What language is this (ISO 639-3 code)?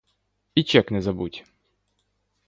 ukr